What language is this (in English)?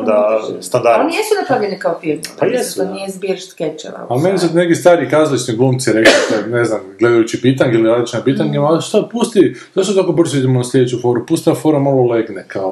Croatian